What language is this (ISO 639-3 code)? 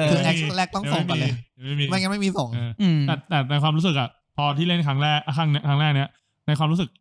tha